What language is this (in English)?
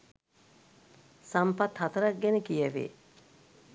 Sinhala